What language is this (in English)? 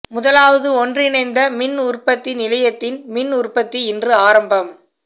Tamil